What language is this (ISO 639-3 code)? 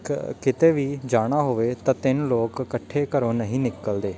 pan